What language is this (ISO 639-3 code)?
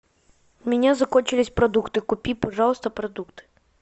rus